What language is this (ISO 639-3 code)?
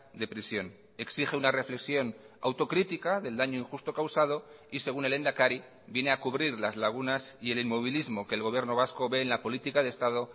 spa